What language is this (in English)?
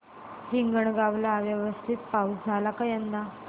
Marathi